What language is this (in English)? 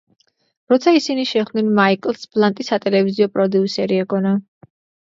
Georgian